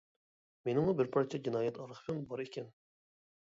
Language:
Uyghur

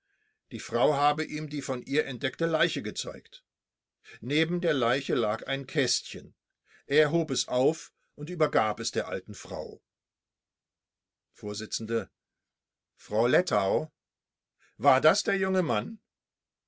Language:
German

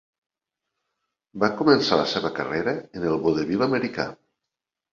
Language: Catalan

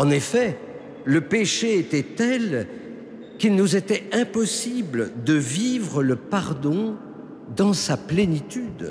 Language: French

